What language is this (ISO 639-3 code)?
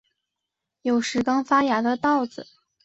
zho